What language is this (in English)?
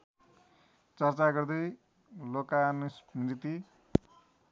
Nepali